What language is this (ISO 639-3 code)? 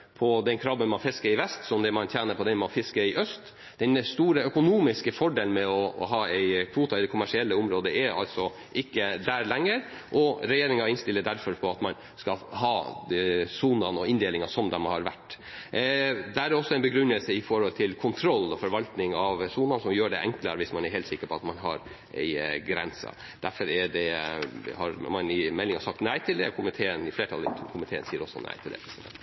nor